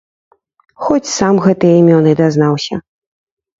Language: Belarusian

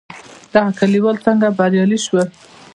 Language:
Pashto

